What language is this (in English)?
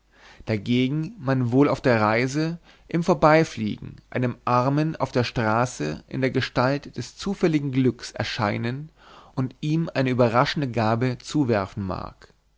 German